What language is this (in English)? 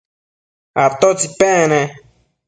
Matsés